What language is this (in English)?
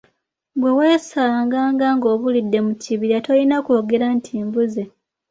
Ganda